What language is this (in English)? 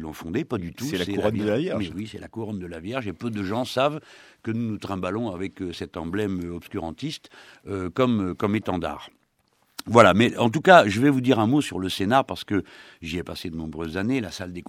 French